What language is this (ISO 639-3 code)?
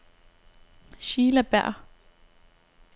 dan